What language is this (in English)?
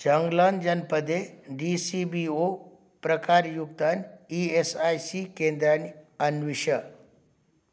Sanskrit